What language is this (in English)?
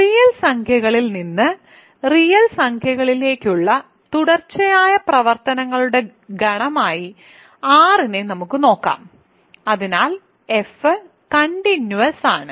Malayalam